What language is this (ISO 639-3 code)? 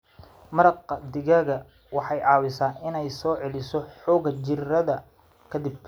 som